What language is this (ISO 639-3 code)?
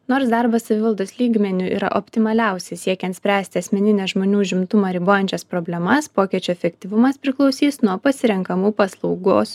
lit